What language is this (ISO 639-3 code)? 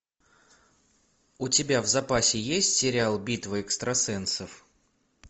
rus